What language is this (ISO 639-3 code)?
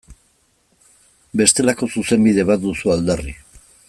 eus